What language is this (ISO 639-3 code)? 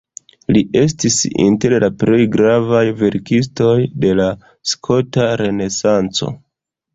epo